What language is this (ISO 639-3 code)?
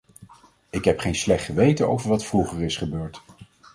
nld